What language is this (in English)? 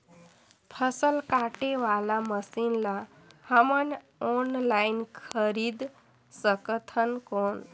Chhattisgarhi